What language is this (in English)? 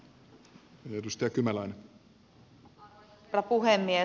Finnish